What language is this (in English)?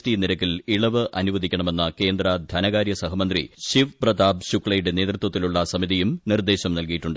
Malayalam